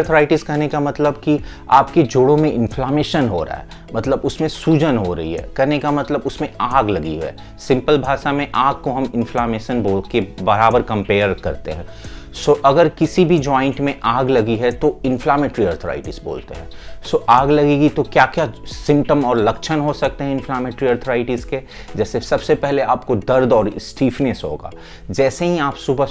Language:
Hindi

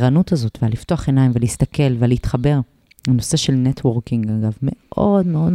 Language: Hebrew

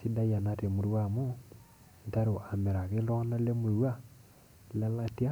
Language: Masai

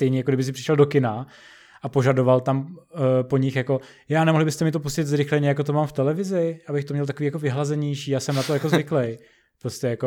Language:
Czech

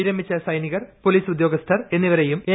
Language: Malayalam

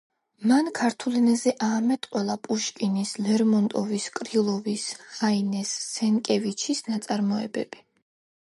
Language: Georgian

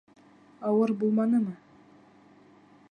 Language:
Bashkir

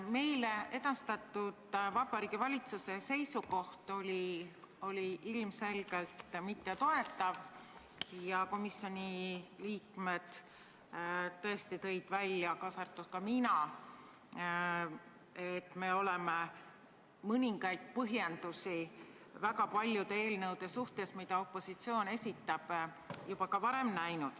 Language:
Estonian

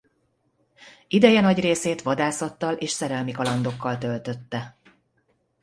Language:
Hungarian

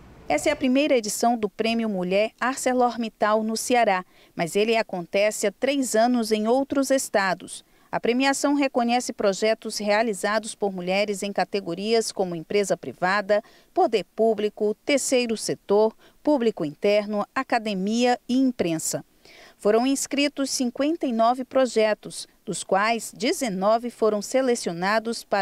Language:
Portuguese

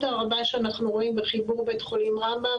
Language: Hebrew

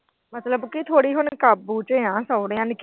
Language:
Punjabi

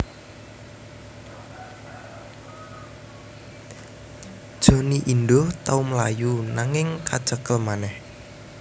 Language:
Javanese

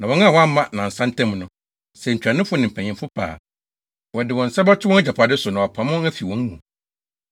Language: Akan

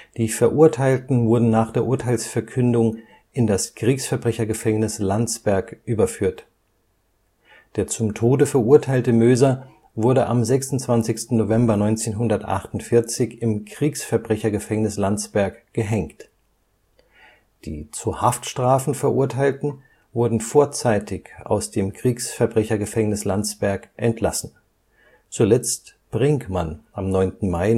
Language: German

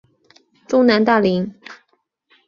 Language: Chinese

